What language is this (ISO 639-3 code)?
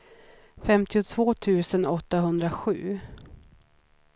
swe